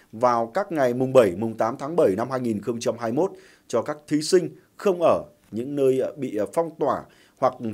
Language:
Vietnamese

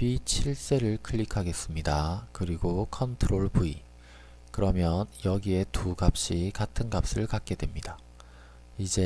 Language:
Korean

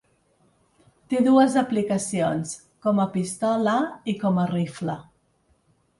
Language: Catalan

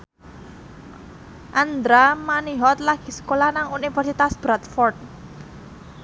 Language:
Javanese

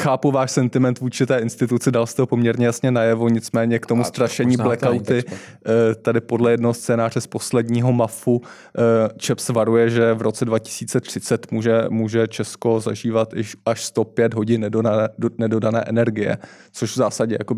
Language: Czech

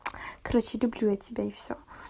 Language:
Russian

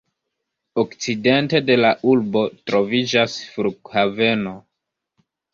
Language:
Esperanto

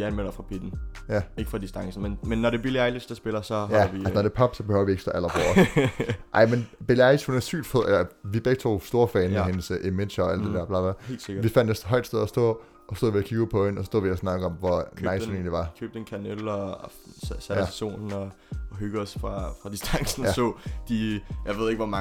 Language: Danish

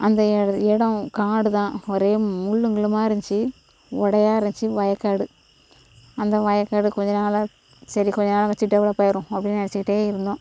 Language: Tamil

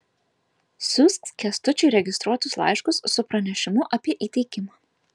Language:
Lithuanian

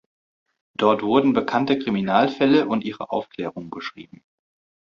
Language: German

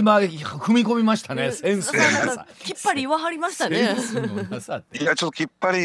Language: Japanese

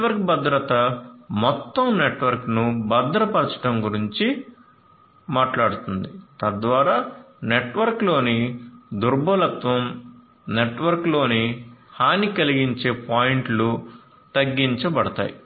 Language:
Telugu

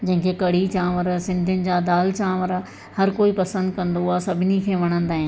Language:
Sindhi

